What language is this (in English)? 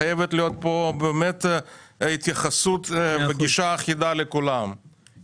Hebrew